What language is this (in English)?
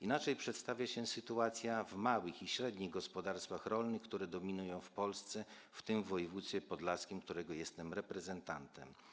Polish